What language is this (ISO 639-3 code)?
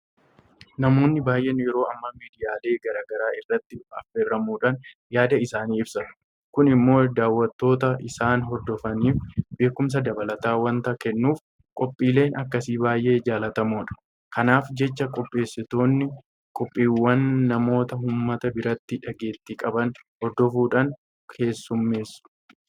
orm